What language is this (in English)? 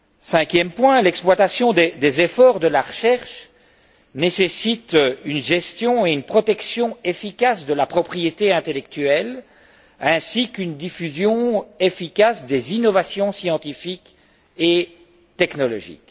French